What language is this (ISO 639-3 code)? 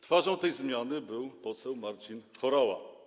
pol